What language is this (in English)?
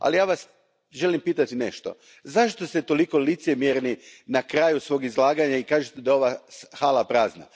Croatian